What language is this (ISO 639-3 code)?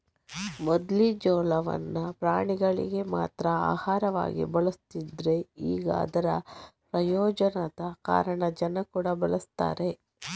kan